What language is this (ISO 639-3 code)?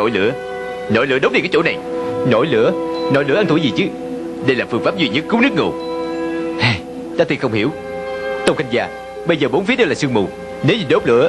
vie